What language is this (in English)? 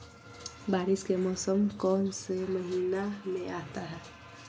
Magahi